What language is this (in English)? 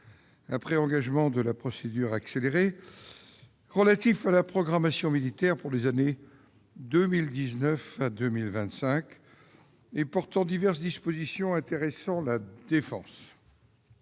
French